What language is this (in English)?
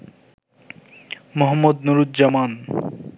Bangla